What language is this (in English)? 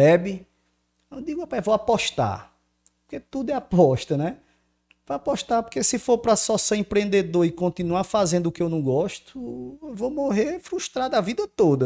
Portuguese